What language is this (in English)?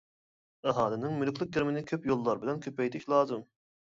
Uyghur